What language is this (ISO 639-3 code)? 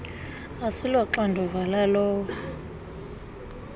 xho